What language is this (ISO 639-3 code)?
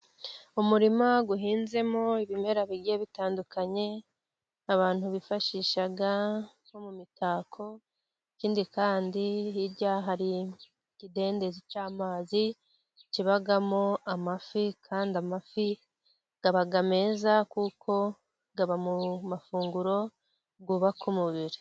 kin